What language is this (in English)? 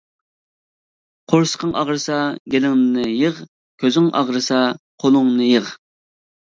Uyghur